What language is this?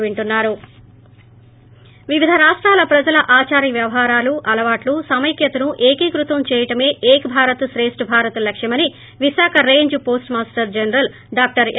Telugu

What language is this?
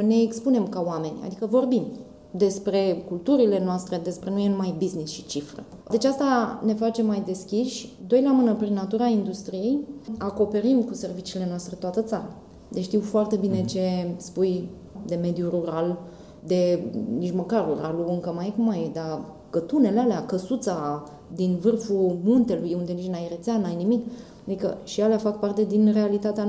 Romanian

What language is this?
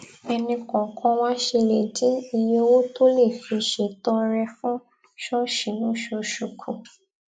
Yoruba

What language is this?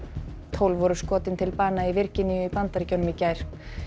Icelandic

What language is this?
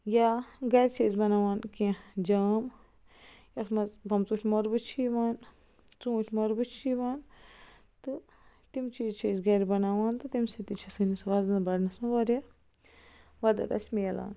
Kashmiri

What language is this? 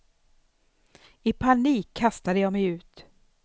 Swedish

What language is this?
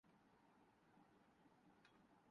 Urdu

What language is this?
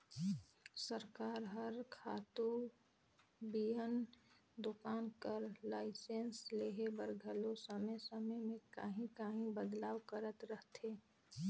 Chhattisgarhi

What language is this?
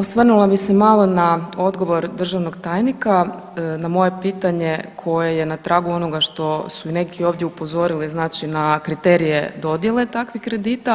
Croatian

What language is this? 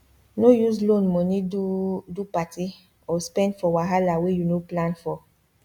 Nigerian Pidgin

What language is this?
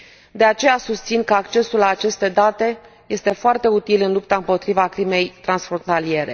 Romanian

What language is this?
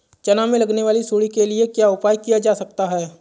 Hindi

